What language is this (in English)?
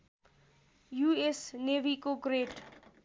Nepali